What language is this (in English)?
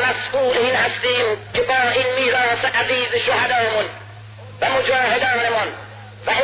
Persian